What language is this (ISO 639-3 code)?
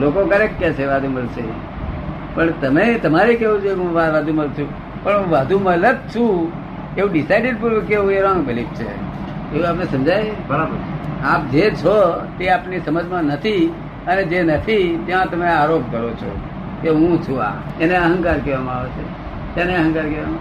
guj